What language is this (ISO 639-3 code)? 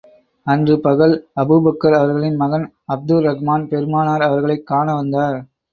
tam